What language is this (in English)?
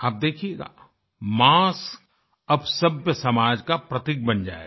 Hindi